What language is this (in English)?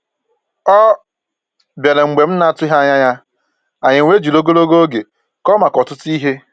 Igbo